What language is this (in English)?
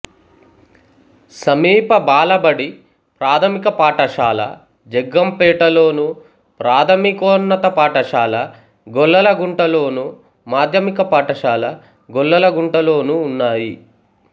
Telugu